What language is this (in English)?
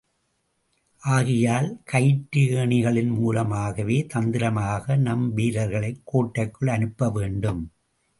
Tamil